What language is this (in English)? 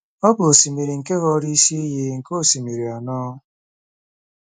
Igbo